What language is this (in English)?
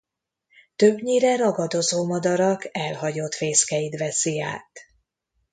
Hungarian